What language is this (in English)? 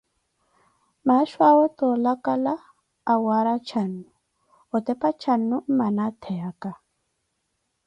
Koti